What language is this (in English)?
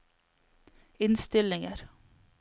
Norwegian